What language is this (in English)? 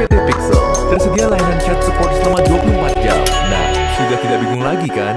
Indonesian